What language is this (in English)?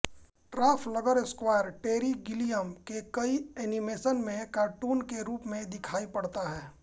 Hindi